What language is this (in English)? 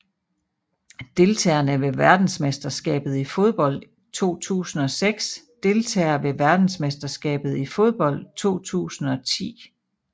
Danish